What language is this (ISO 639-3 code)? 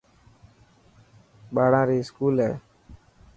mki